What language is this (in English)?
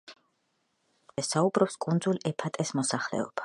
Georgian